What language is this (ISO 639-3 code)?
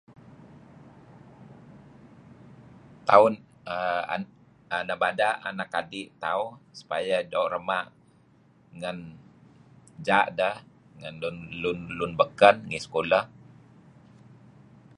kzi